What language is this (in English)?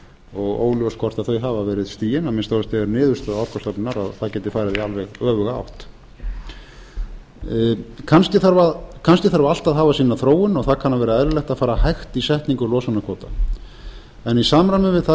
Icelandic